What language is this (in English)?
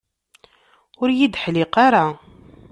Kabyle